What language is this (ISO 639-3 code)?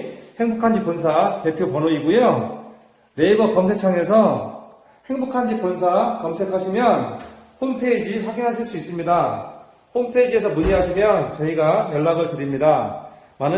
kor